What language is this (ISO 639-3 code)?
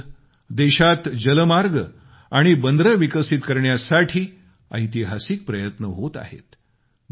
mar